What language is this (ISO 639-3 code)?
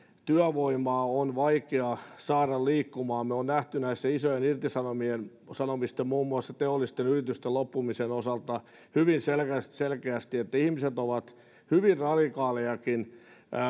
fin